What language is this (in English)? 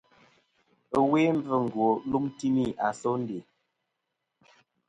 Kom